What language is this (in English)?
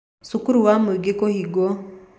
Kikuyu